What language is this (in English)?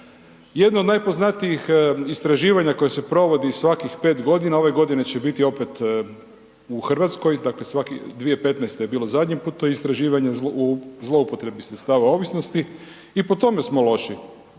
Croatian